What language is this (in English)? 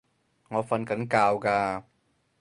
Cantonese